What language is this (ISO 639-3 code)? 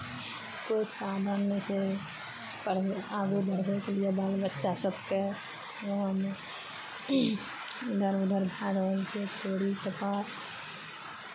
mai